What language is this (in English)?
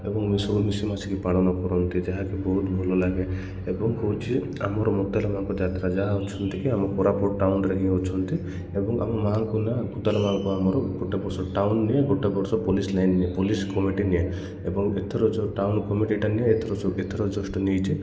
Odia